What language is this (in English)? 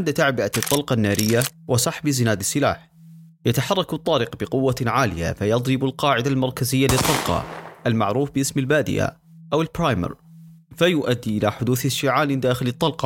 Arabic